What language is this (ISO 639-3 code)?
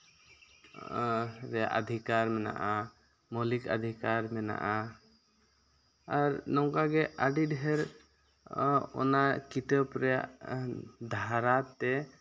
sat